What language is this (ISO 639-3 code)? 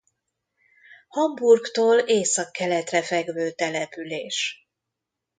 hun